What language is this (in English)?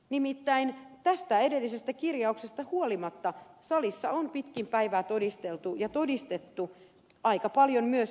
Finnish